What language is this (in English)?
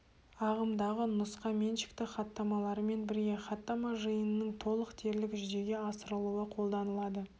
Kazakh